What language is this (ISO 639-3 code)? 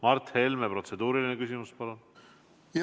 est